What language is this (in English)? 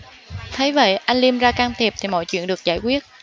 Vietnamese